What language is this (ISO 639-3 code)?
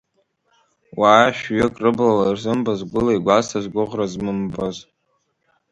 abk